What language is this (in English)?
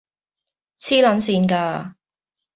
Cantonese